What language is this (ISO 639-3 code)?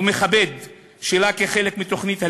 heb